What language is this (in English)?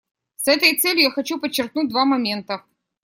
Russian